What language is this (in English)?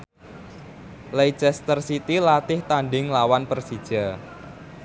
Javanese